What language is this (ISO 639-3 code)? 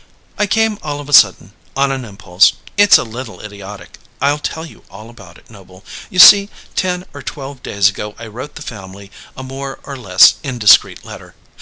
eng